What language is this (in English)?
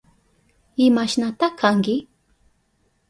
Southern Pastaza Quechua